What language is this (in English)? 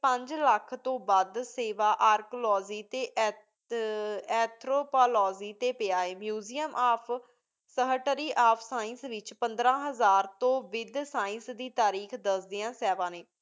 Punjabi